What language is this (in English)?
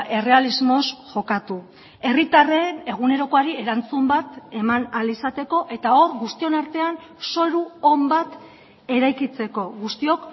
Basque